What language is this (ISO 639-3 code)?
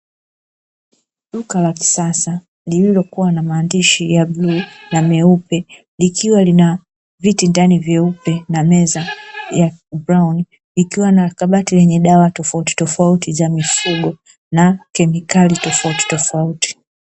swa